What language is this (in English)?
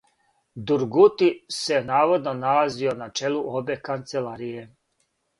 Serbian